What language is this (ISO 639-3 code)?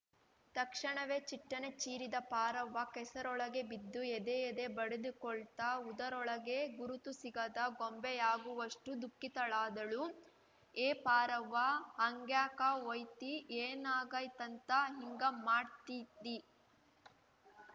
kan